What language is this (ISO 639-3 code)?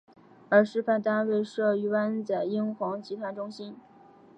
zho